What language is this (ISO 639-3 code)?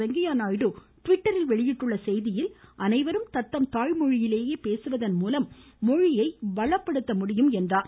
tam